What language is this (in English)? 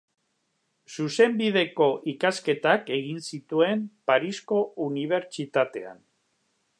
Basque